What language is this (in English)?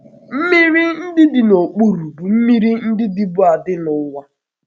Igbo